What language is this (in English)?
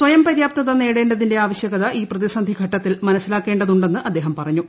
Malayalam